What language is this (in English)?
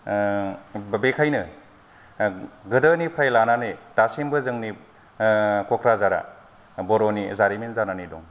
Bodo